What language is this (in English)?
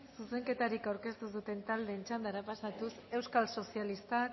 Basque